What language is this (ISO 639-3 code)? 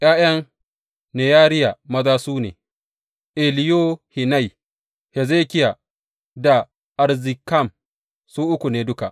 hau